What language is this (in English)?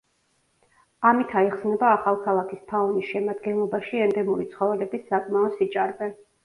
Georgian